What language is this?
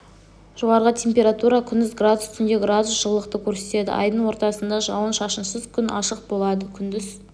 Kazakh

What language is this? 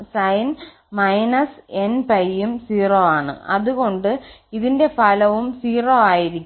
Malayalam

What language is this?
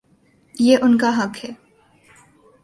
Urdu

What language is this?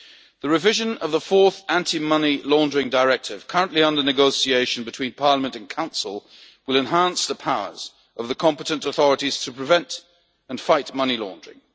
English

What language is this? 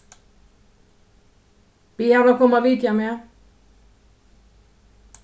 Faroese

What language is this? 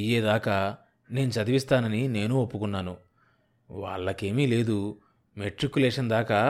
Telugu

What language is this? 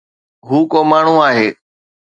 Sindhi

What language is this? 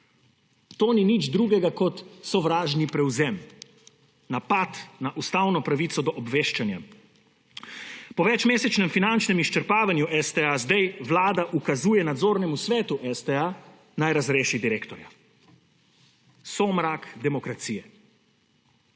Slovenian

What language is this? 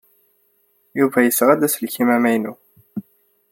Kabyle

